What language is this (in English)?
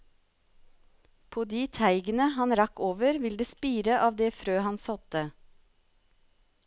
Norwegian